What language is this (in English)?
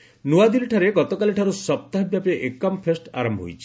Odia